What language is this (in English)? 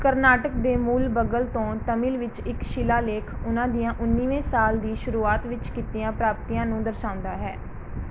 Punjabi